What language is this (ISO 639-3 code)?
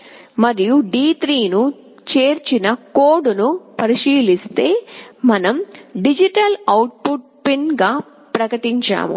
tel